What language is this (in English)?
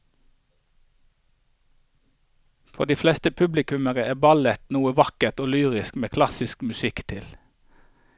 Norwegian